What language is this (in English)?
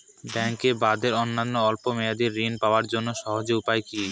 Bangla